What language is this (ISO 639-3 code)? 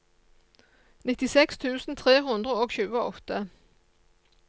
nor